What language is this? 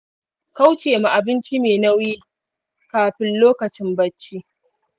Hausa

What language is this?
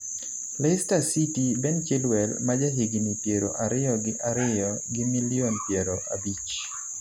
Luo (Kenya and Tanzania)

